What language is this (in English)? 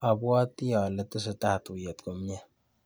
Kalenjin